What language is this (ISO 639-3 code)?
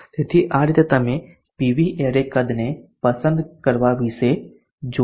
guj